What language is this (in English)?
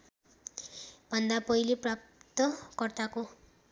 Nepali